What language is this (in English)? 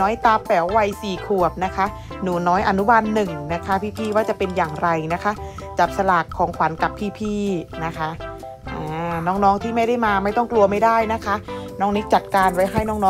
Thai